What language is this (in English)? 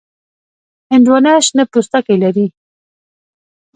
Pashto